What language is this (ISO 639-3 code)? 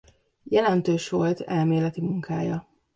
hun